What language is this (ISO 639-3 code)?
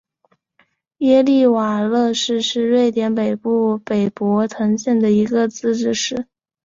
zho